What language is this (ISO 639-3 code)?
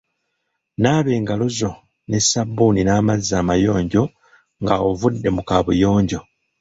lug